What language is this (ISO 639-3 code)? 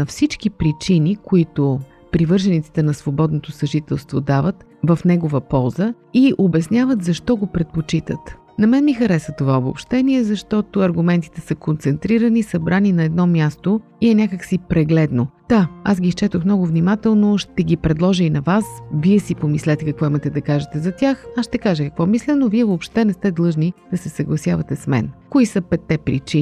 bul